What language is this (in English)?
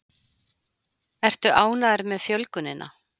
Icelandic